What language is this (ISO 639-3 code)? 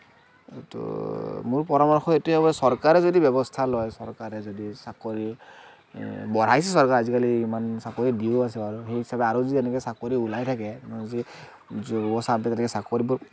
asm